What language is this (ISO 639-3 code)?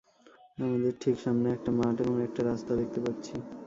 ben